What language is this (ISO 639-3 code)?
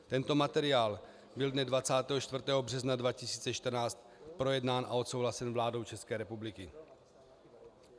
ces